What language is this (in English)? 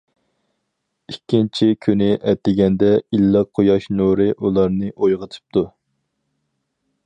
Uyghur